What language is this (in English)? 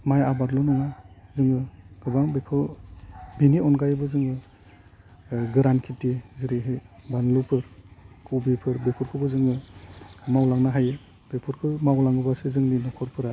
Bodo